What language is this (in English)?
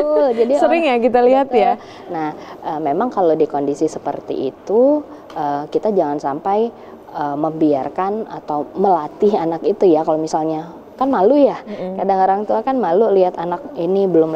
Indonesian